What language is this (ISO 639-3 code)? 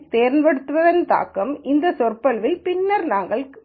tam